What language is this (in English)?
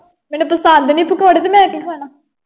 Punjabi